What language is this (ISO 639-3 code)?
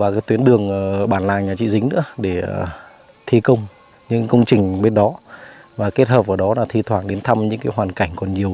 vie